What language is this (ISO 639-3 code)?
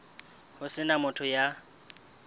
sot